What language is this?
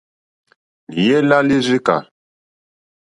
Mokpwe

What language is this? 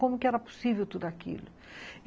Portuguese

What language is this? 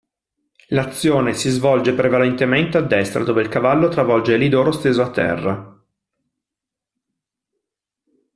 Italian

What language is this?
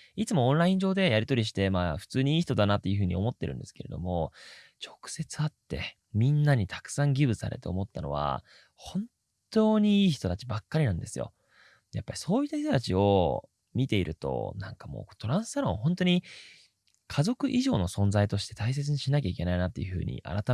Japanese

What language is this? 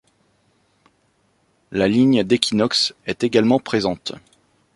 French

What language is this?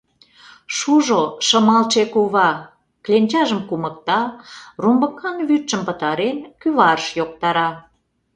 Mari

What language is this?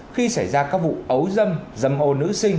Vietnamese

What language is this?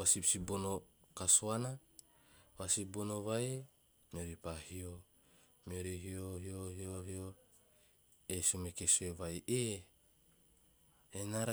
Teop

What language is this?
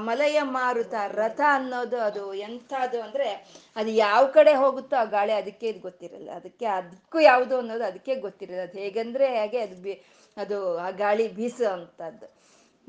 Kannada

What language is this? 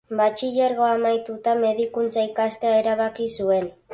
Basque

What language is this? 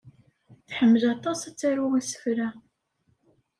Kabyle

